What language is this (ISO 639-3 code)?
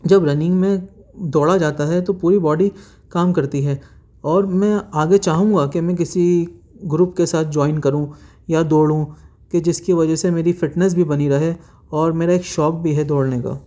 urd